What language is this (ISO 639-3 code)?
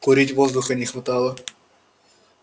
rus